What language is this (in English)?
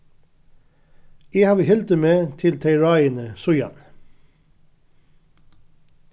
Faroese